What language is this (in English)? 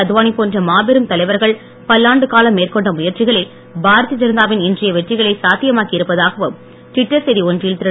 Tamil